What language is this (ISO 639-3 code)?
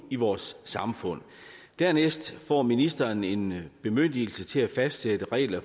dan